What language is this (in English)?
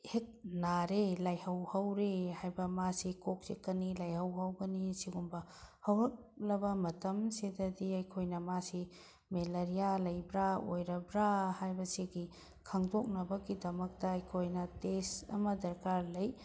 Manipuri